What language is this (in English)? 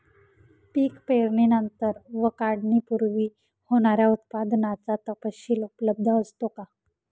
Marathi